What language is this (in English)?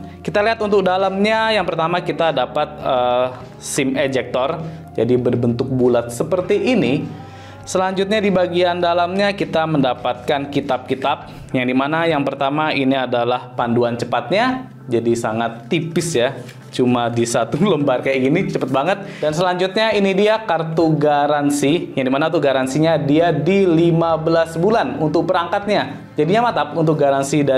Indonesian